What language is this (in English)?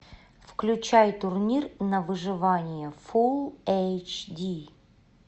Russian